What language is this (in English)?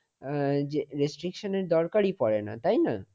Bangla